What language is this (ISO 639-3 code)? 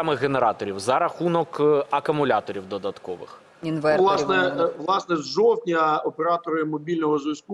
ukr